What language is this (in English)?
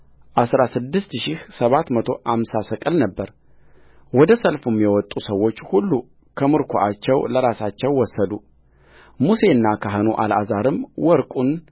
Amharic